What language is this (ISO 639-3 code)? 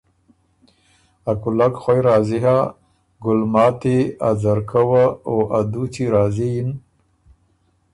oru